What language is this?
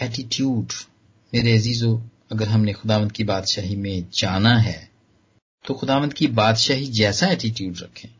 Hindi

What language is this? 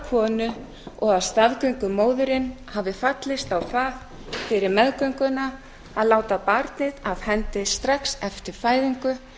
Icelandic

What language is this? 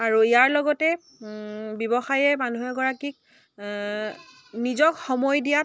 Assamese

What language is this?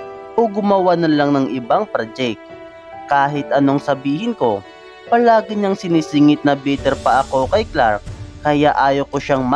Filipino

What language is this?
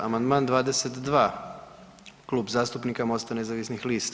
Croatian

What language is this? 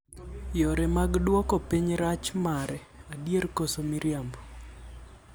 Luo (Kenya and Tanzania)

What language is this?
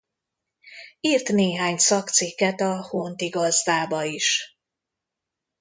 Hungarian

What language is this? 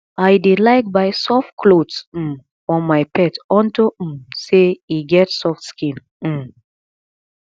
Nigerian Pidgin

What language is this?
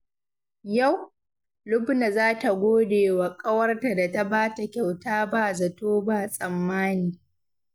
Hausa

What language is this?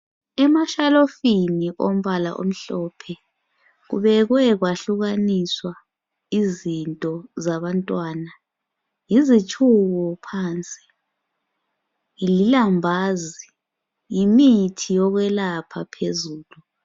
North Ndebele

